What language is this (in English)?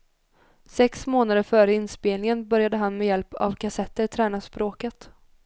Swedish